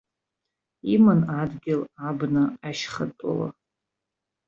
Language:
Abkhazian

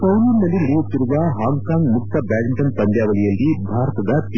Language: Kannada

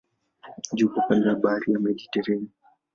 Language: Swahili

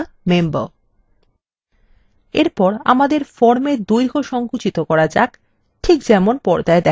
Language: Bangla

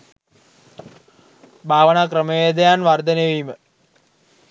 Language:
Sinhala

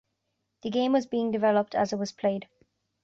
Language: English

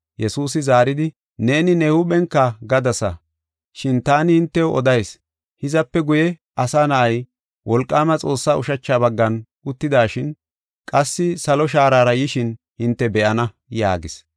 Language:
Gofa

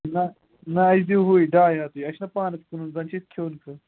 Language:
Kashmiri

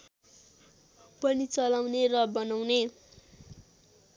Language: Nepali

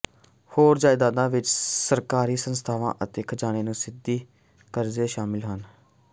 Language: Punjabi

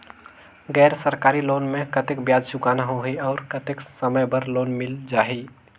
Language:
Chhattisgarhi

